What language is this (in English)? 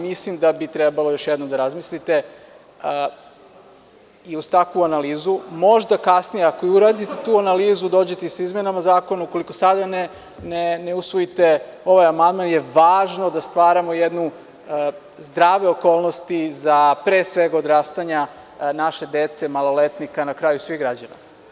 Serbian